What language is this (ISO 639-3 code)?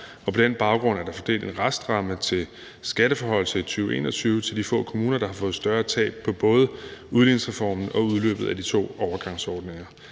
dan